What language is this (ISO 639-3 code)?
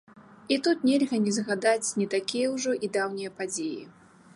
bel